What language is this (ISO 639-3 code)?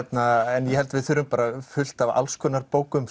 isl